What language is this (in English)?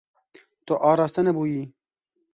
Kurdish